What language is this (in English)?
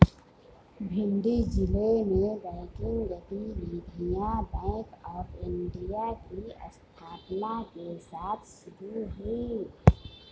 Hindi